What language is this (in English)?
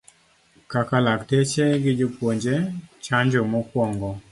Luo (Kenya and Tanzania)